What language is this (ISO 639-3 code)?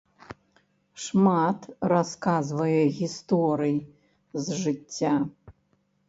bel